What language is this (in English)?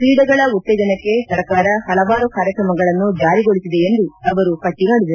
Kannada